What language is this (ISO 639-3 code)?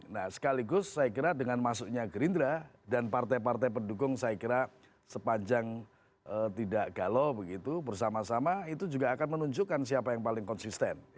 ind